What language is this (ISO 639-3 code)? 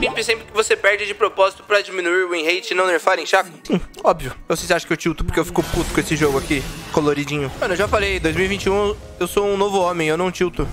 por